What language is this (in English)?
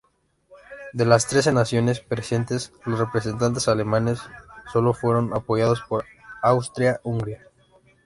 Spanish